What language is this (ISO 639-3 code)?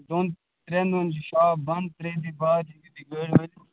kas